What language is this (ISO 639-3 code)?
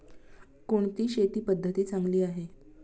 mar